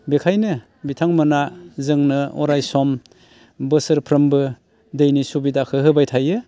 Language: Bodo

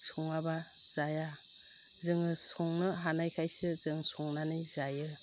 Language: Bodo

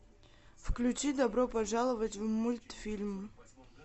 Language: Russian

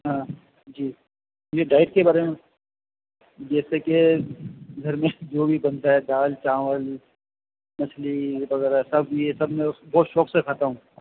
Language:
Urdu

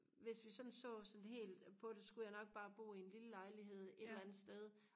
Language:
Danish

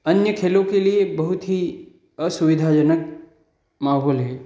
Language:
Hindi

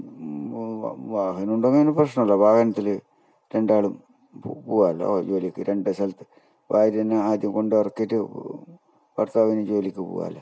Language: Malayalam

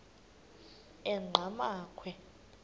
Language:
Xhosa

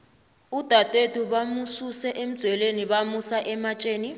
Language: South Ndebele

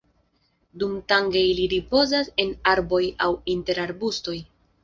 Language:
Esperanto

